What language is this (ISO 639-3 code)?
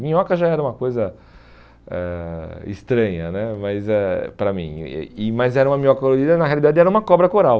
por